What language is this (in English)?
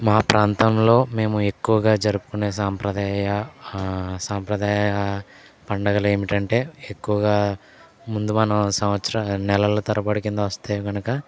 Telugu